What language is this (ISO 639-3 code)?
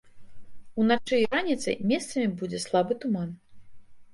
bel